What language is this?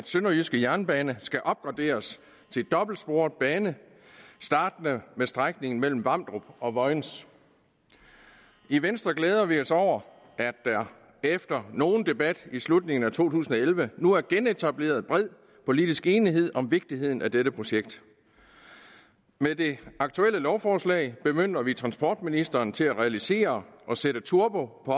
Danish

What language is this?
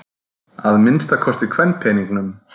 Icelandic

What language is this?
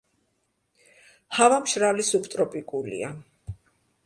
Georgian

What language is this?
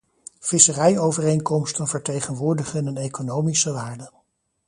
Dutch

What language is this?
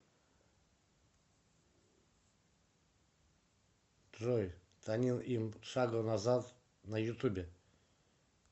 Russian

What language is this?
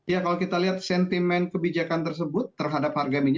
Indonesian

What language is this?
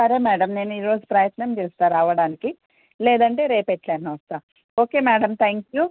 Telugu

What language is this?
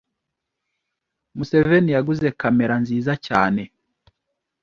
Kinyarwanda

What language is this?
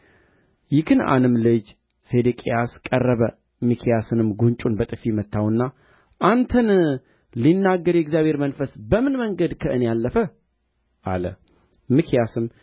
Amharic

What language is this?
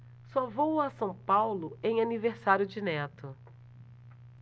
Portuguese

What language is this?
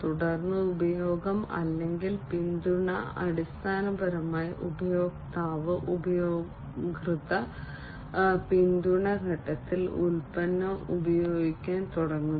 Malayalam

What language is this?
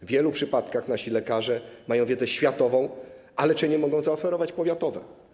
Polish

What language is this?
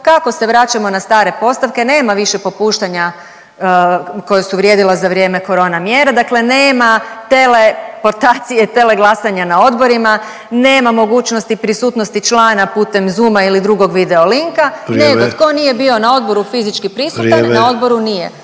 Croatian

